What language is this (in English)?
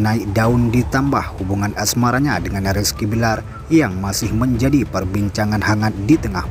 Indonesian